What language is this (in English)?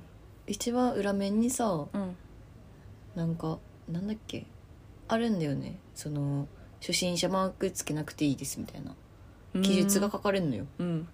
Japanese